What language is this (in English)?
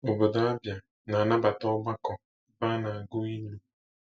Igbo